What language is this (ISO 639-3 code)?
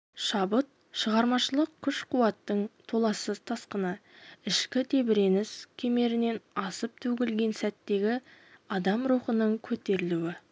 kaz